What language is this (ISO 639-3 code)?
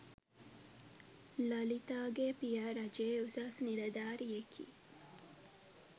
sin